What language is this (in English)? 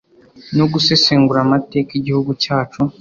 Kinyarwanda